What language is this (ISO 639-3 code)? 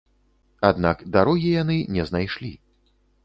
bel